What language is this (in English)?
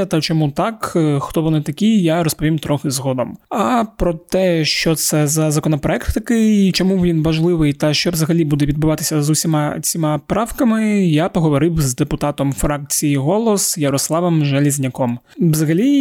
Ukrainian